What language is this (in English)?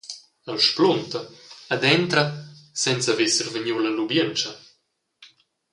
Romansh